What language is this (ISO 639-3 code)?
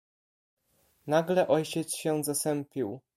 pol